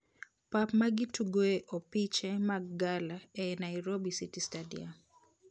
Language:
Luo (Kenya and Tanzania)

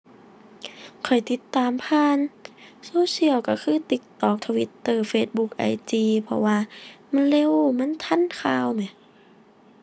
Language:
Thai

